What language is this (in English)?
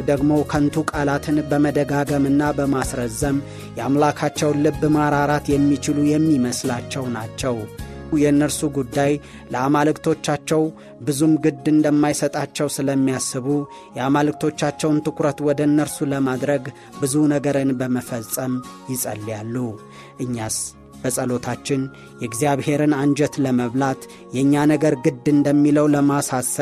Amharic